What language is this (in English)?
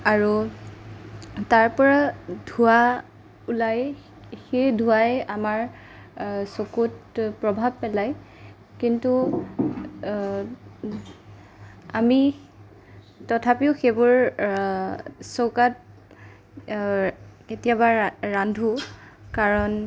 Assamese